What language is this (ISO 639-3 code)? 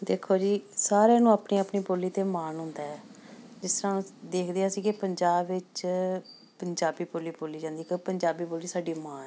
pan